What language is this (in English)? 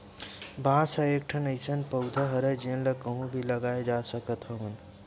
Chhattisgarhi